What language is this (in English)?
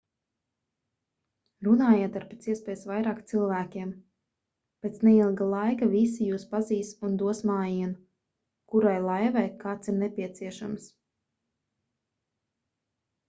Latvian